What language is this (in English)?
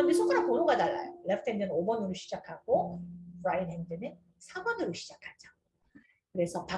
Korean